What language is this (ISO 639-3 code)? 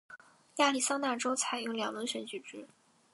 zho